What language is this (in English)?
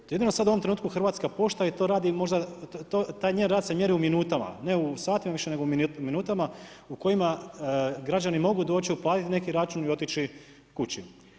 Croatian